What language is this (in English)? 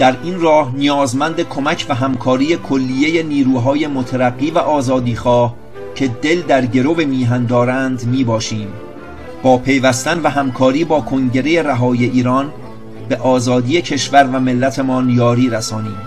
Persian